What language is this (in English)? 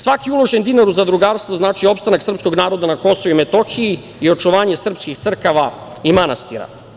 Serbian